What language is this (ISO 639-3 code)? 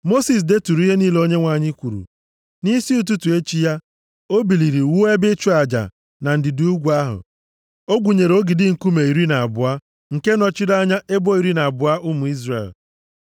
ibo